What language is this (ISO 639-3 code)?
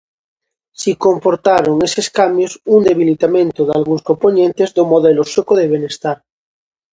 glg